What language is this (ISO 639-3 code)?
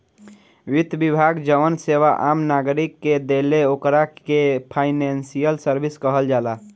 bho